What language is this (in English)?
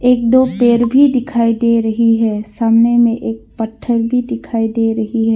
Hindi